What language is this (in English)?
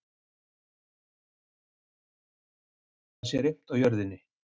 Icelandic